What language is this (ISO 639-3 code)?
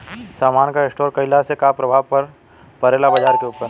bho